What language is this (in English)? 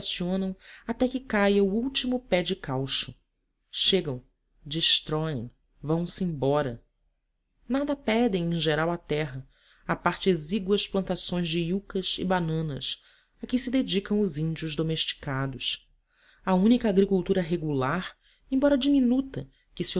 Portuguese